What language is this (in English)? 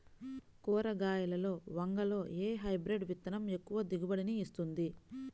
Telugu